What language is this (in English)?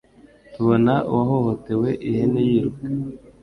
Kinyarwanda